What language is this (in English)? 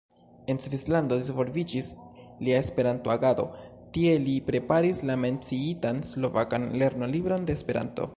Esperanto